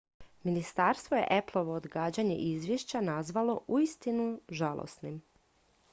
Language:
Croatian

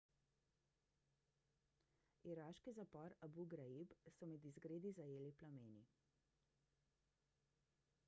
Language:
Slovenian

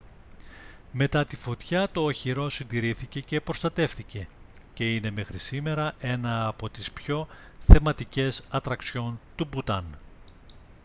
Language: Greek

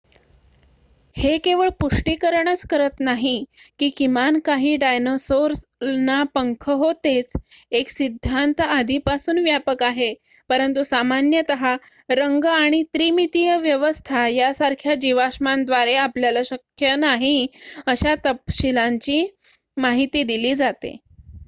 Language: Marathi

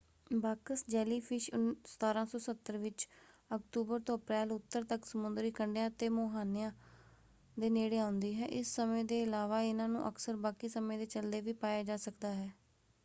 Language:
Punjabi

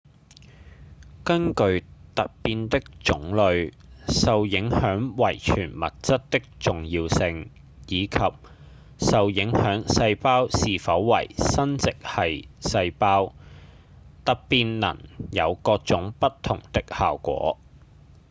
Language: Cantonese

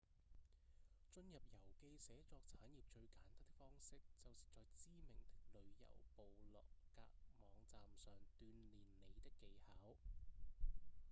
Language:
Cantonese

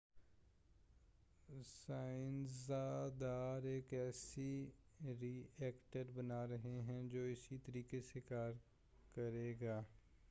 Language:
Urdu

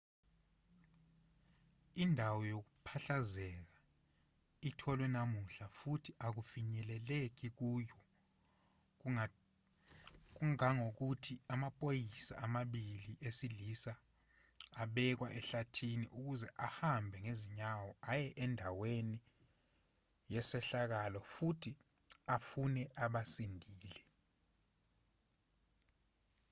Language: Zulu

